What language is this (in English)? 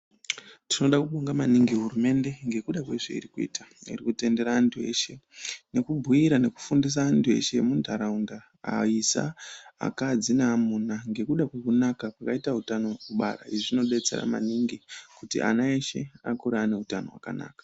Ndau